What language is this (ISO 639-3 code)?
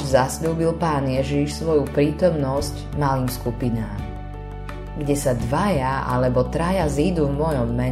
slk